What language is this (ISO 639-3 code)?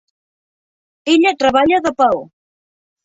cat